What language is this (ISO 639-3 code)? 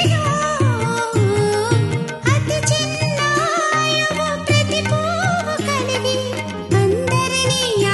tel